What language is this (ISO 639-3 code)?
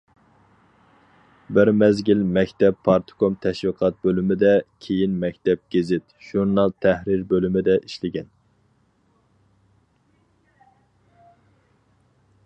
uig